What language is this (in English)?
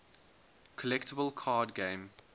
English